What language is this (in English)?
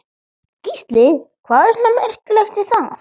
Icelandic